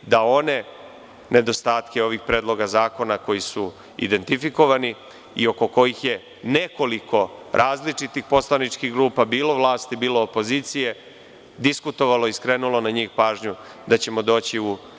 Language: Serbian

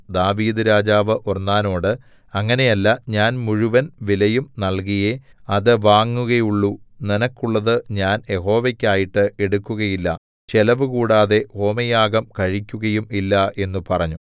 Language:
Malayalam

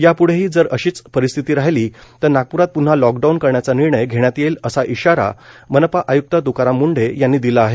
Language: Marathi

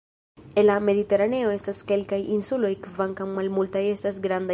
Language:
Esperanto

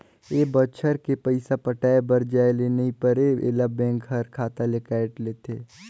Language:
Chhattisgarhi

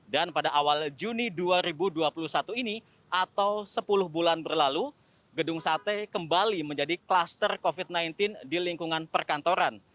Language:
Indonesian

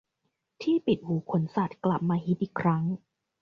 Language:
Thai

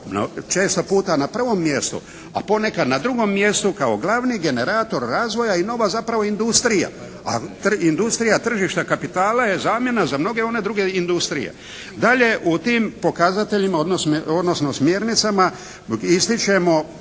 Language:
Croatian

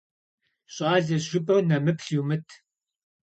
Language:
Kabardian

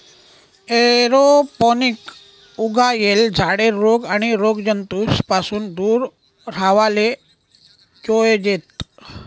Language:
Marathi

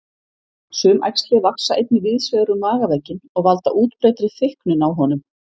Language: Icelandic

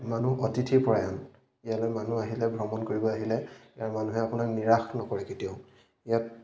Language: Assamese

